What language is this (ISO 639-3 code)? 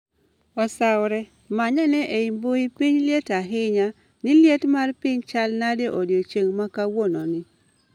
luo